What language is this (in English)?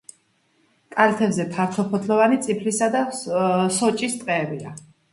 Georgian